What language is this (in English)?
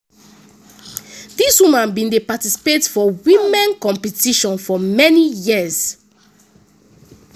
Nigerian Pidgin